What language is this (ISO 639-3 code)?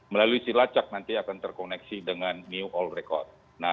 ind